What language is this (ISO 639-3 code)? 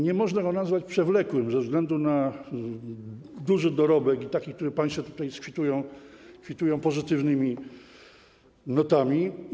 pol